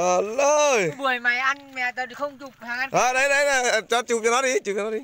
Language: Vietnamese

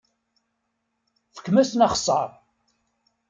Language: Kabyle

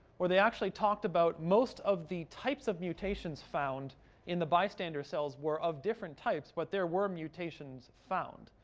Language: English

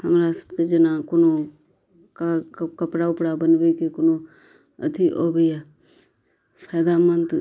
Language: Maithili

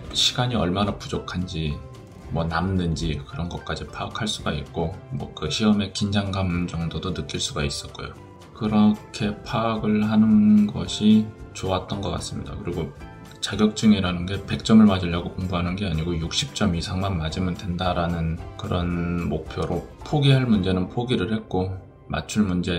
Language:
Korean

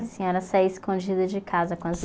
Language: Portuguese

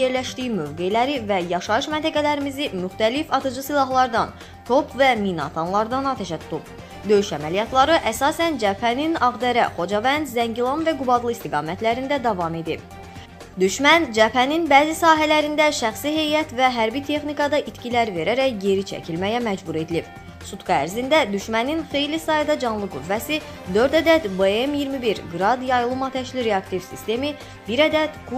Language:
Turkish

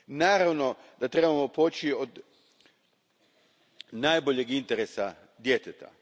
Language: Croatian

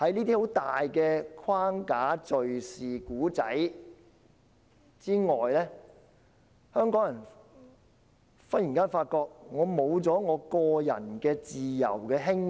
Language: Cantonese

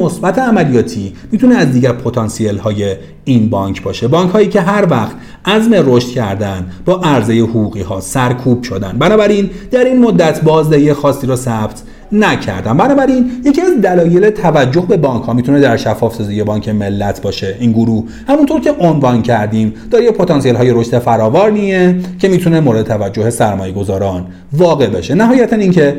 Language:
Persian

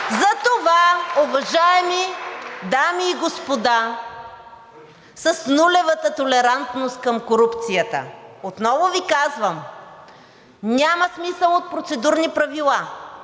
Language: Bulgarian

